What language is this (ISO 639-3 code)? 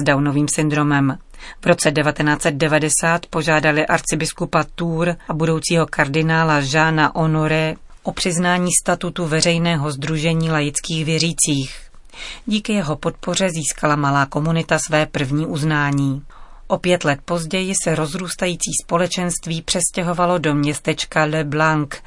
ces